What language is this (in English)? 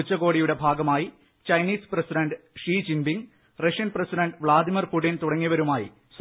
Malayalam